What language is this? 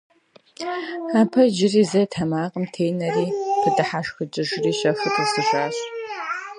Russian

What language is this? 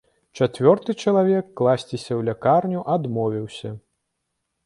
Belarusian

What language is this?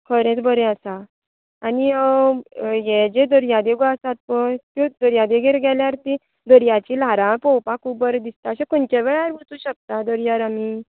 Konkani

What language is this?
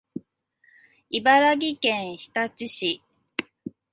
Japanese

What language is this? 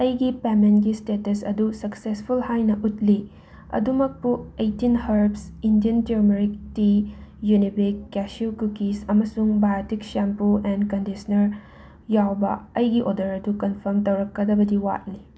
Manipuri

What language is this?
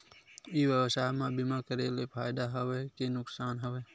Chhattisgarhi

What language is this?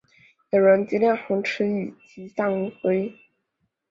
Chinese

